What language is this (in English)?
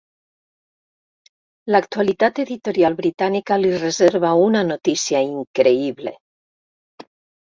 Catalan